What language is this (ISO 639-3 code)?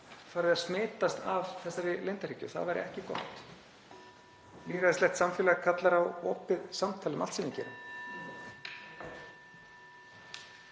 isl